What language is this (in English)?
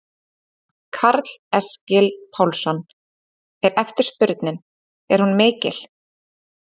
Icelandic